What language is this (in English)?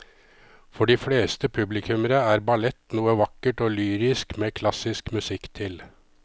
Norwegian